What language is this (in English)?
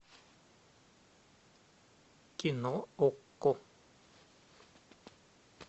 Russian